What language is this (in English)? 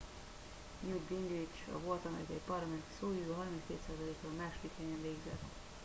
Hungarian